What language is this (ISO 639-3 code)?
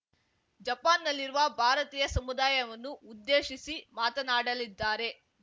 kan